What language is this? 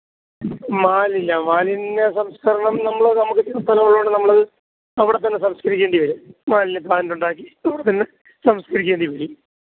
Malayalam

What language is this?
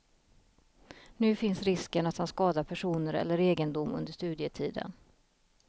Swedish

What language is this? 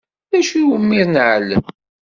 Kabyle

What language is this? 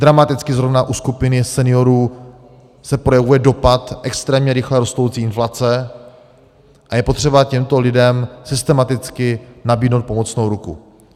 Czech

